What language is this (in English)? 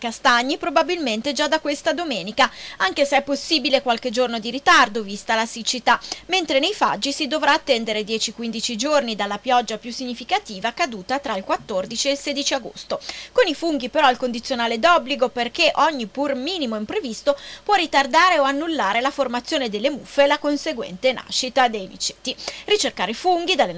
Italian